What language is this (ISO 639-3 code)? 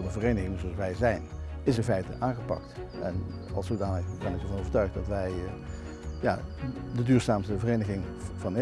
nld